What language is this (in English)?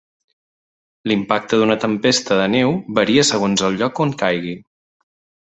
Catalan